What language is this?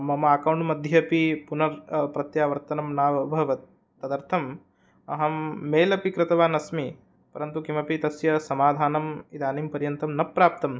Sanskrit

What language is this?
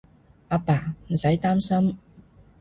Cantonese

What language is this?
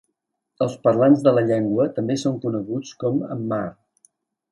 Catalan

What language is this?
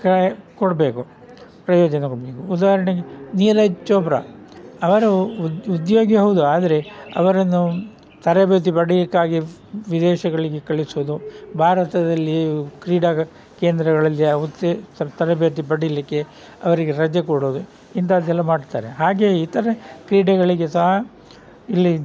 Kannada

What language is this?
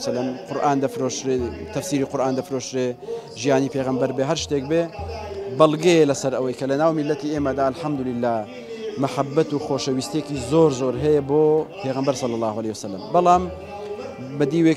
Arabic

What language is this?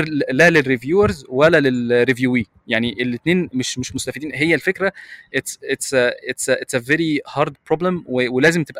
Arabic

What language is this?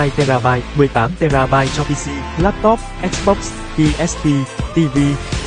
Vietnamese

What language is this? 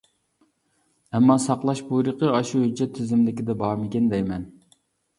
Uyghur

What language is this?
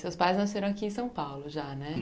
Portuguese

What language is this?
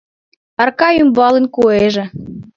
Mari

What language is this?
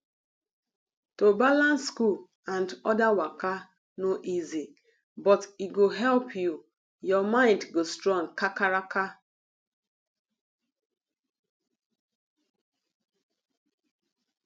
Nigerian Pidgin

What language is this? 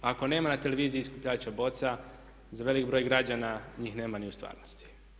Croatian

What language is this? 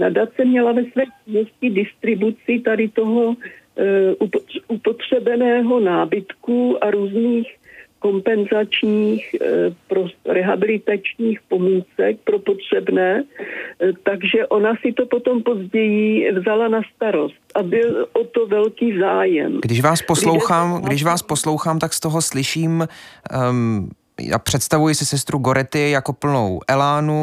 Czech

